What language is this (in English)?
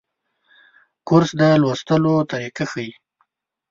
Pashto